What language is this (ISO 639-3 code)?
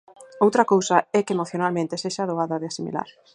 glg